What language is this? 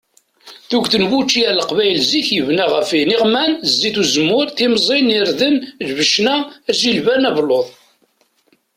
Kabyle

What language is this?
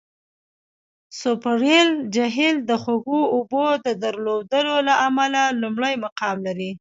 Pashto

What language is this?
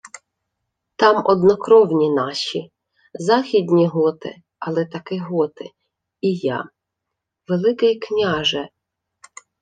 Ukrainian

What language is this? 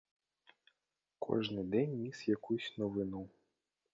Ukrainian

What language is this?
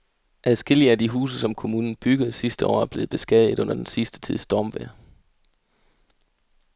Danish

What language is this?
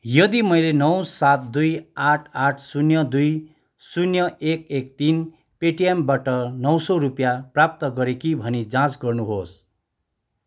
Nepali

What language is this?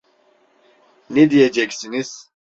Turkish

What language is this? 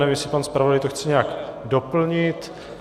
Czech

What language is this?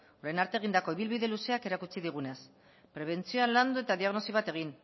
Basque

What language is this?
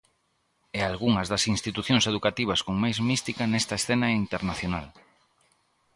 Galician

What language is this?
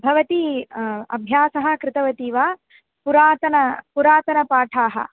Sanskrit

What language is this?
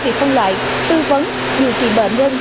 Vietnamese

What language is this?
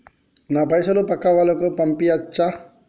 Telugu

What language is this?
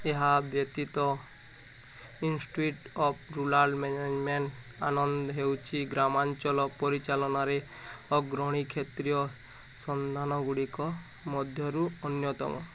Odia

